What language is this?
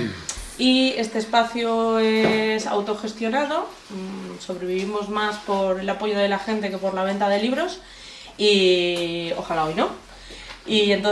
Spanish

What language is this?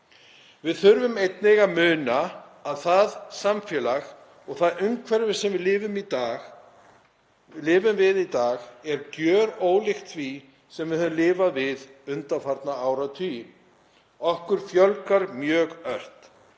Icelandic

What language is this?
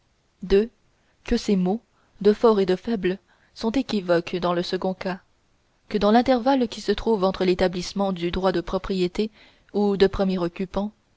French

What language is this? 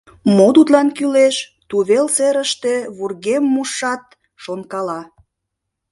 Mari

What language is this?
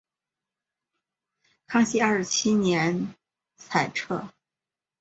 Chinese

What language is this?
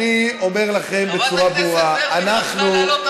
Hebrew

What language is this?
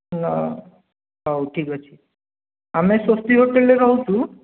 Odia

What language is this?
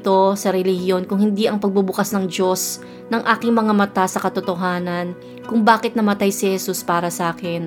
Filipino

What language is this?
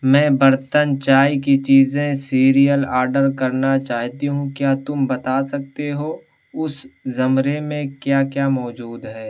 Urdu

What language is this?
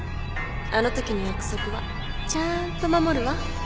Japanese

